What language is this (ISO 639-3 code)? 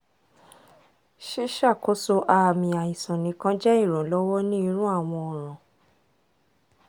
yor